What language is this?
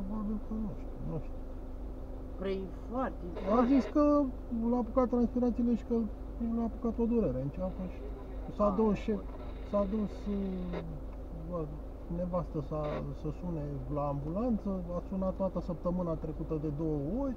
Romanian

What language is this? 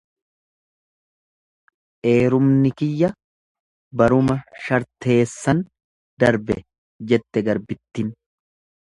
Oromo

